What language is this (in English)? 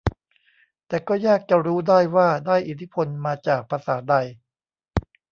Thai